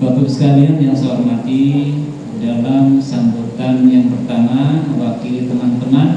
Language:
Indonesian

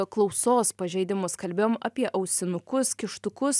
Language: Lithuanian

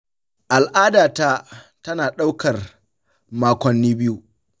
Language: Hausa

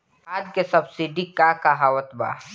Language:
Bhojpuri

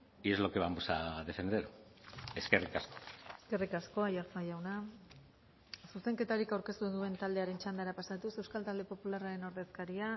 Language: Basque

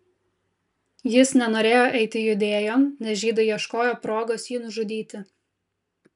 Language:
Lithuanian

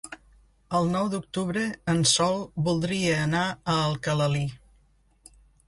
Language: Catalan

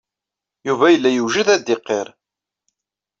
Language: Kabyle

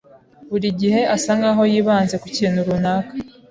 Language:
Kinyarwanda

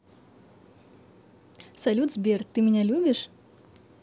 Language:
Russian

